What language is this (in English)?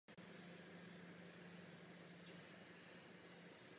Czech